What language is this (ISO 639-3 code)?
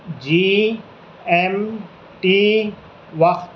urd